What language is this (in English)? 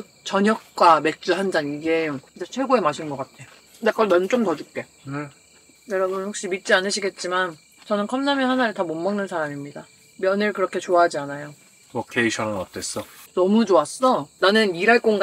Korean